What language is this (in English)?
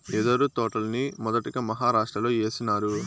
Telugu